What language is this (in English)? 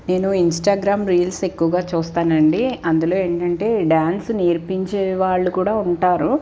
Telugu